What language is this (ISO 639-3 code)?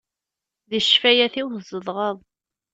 kab